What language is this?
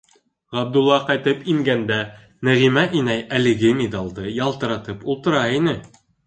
Bashkir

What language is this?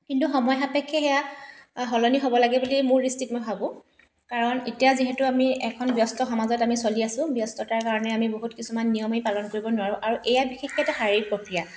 Assamese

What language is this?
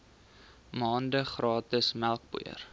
Afrikaans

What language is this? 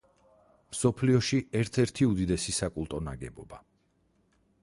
Georgian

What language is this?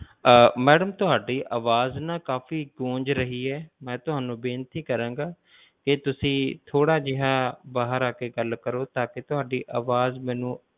Punjabi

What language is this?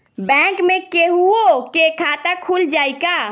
Bhojpuri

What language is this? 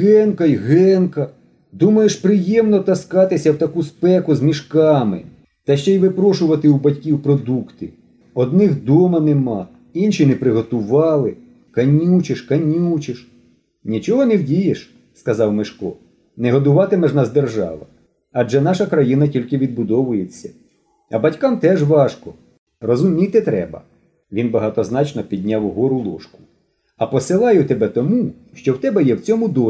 Ukrainian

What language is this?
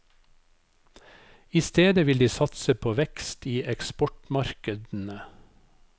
Norwegian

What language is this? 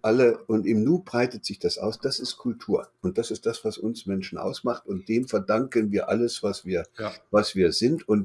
German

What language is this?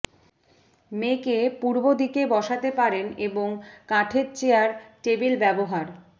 Bangla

